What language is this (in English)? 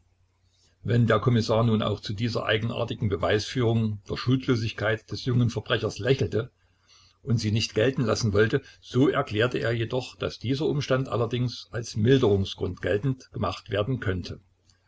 German